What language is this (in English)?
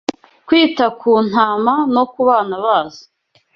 Kinyarwanda